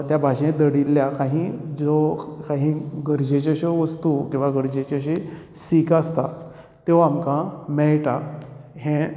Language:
Konkani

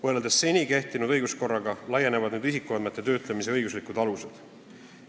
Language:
Estonian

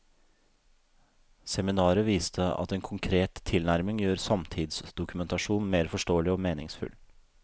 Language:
Norwegian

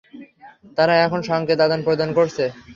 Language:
Bangla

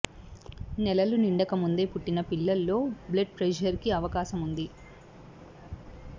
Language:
Telugu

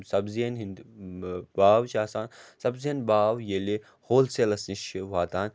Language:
Kashmiri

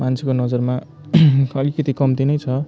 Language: Nepali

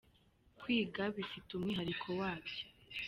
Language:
Kinyarwanda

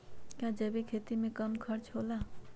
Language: Magahi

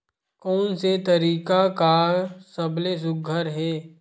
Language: Chhattisgarhi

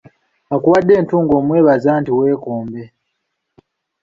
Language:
Ganda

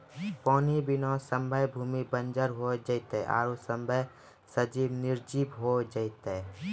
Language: Maithili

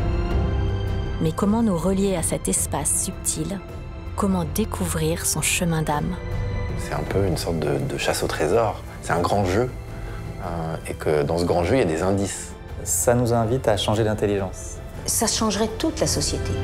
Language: French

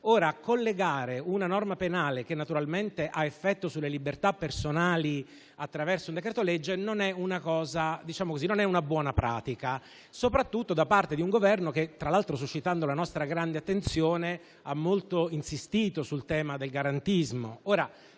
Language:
Italian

